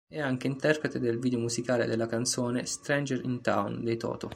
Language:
Italian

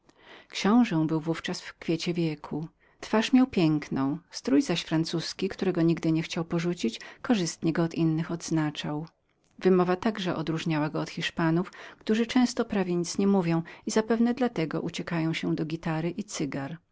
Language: Polish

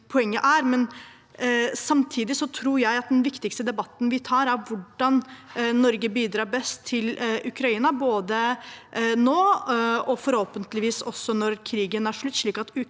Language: Norwegian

